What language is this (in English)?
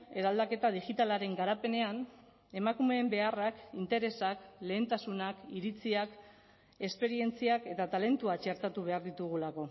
Basque